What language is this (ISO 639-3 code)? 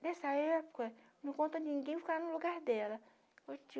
por